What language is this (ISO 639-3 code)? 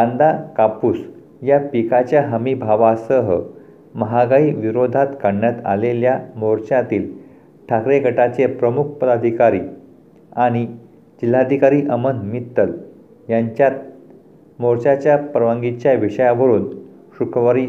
mar